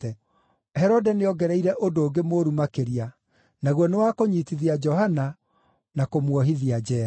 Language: Kikuyu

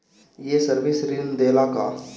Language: Bhojpuri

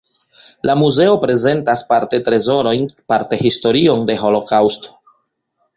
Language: Esperanto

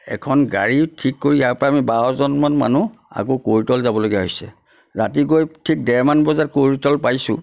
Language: Assamese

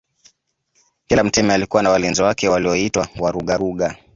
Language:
Swahili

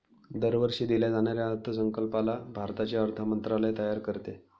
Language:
Marathi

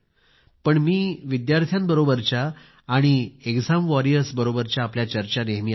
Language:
Marathi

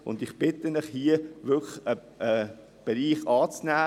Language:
Swiss German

